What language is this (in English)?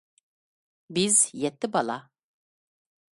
Uyghur